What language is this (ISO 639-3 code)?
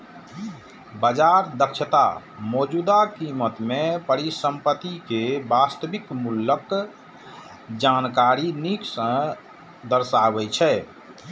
mai